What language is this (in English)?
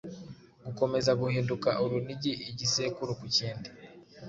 Kinyarwanda